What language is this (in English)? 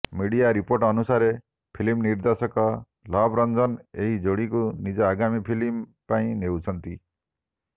Odia